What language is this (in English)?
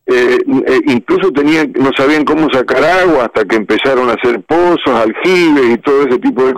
Spanish